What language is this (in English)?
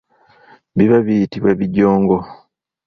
Ganda